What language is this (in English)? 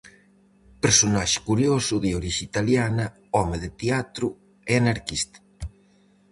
Galician